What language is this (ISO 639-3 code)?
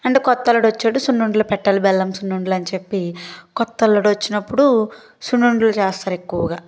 tel